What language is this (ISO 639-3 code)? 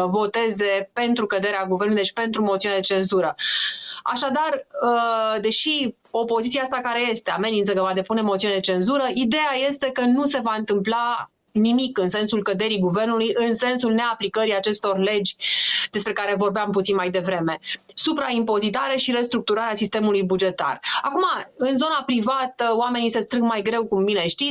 ron